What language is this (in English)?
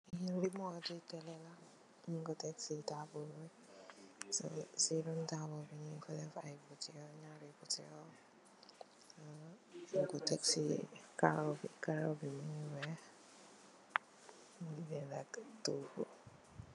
Wolof